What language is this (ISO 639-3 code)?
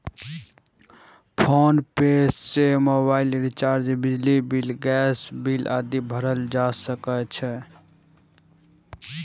mai